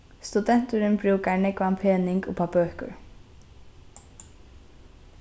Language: Faroese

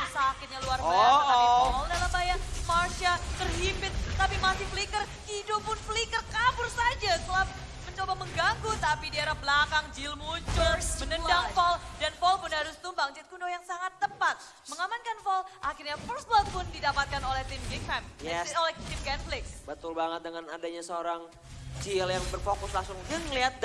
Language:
Indonesian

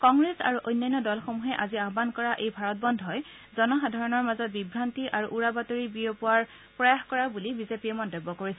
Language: Assamese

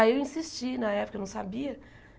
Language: Portuguese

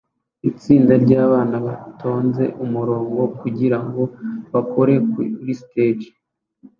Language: Kinyarwanda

